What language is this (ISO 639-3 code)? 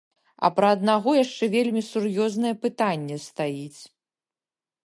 bel